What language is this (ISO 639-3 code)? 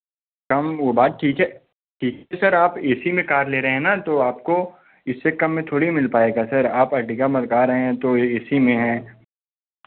hin